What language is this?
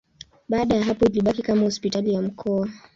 Swahili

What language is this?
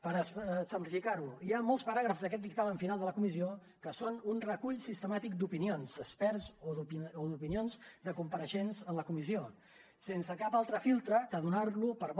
Catalan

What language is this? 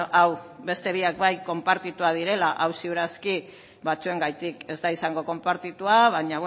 Basque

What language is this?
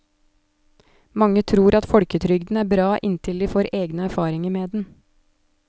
Norwegian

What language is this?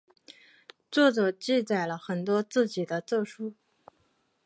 Chinese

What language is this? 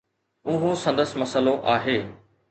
Sindhi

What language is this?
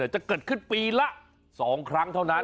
Thai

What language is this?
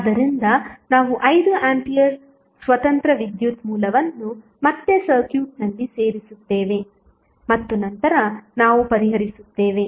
Kannada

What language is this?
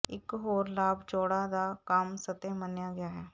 Punjabi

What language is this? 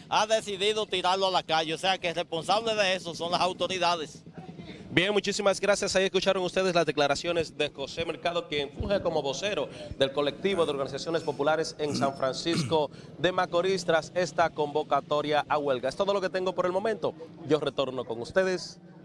Spanish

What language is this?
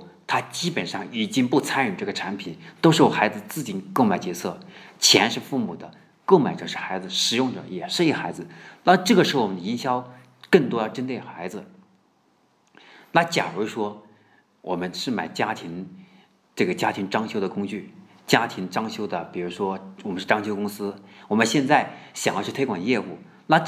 Chinese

